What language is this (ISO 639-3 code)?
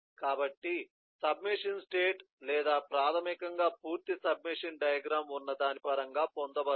tel